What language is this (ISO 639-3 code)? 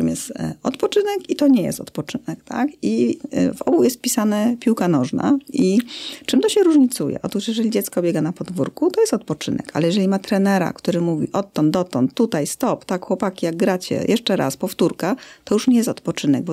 pol